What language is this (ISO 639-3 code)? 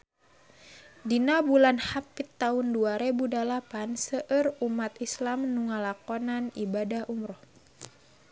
sun